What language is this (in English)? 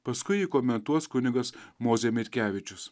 Lithuanian